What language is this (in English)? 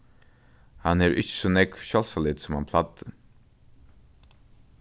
Faroese